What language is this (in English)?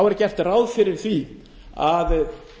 Icelandic